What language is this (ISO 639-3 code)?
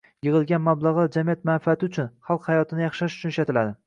uzb